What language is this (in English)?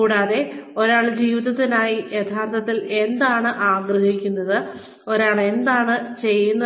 Malayalam